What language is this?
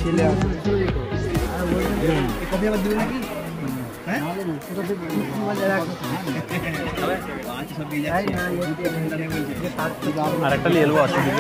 Arabic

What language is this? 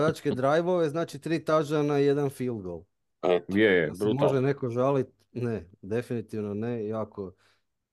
Croatian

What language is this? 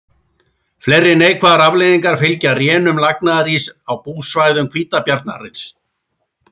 Icelandic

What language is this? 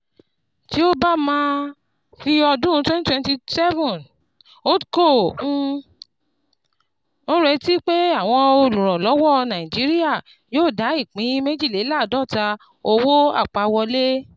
Yoruba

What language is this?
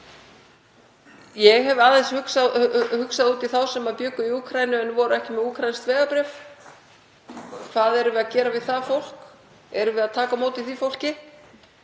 Icelandic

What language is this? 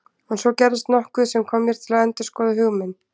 Icelandic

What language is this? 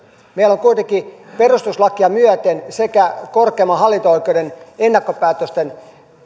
Finnish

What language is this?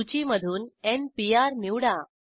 Marathi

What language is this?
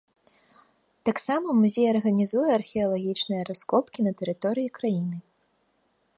Belarusian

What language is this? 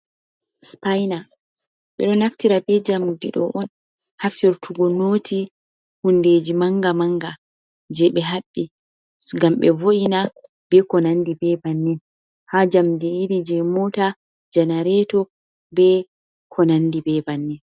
Fula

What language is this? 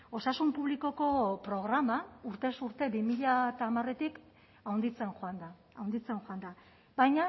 Basque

